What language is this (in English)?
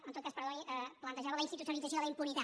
Catalan